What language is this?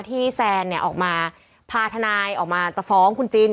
Thai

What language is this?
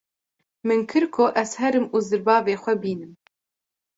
Kurdish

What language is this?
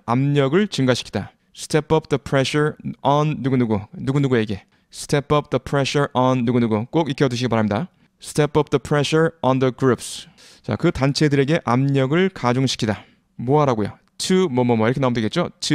Korean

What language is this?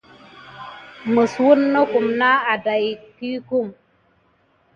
Gidar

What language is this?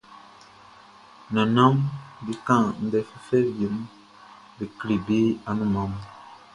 Baoulé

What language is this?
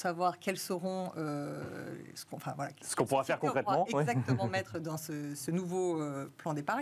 French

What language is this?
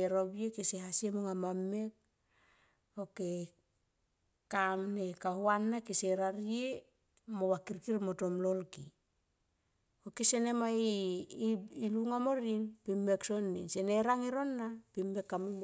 Tomoip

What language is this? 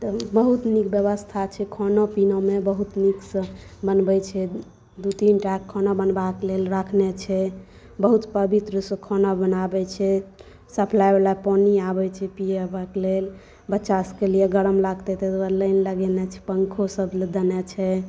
Maithili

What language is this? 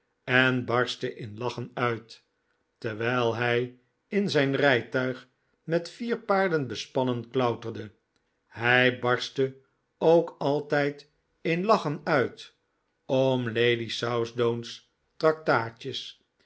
Dutch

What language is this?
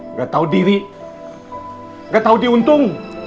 Indonesian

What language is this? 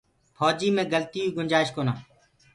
Gurgula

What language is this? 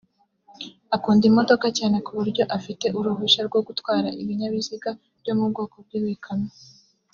Kinyarwanda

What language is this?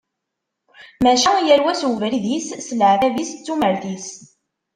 Kabyle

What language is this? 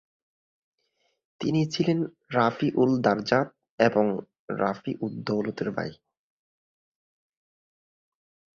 Bangla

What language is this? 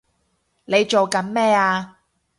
Cantonese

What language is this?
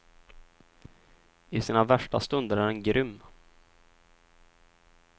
Swedish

